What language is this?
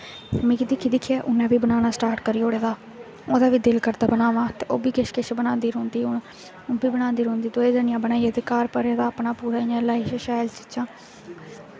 Dogri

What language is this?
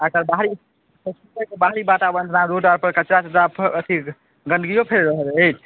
Maithili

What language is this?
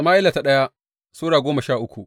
Hausa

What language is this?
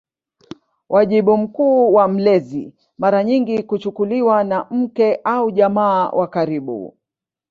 Swahili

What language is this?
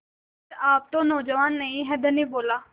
Hindi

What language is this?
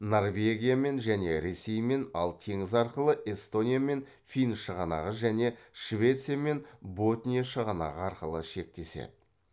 Kazakh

